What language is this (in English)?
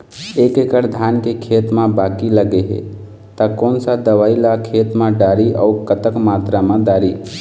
Chhattisgarhi